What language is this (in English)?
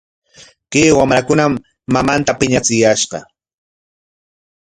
Corongo Ancash Quechua